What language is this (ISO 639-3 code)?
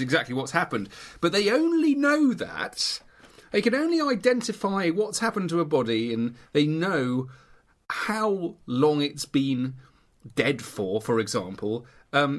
eng